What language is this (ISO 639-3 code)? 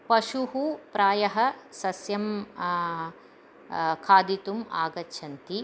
san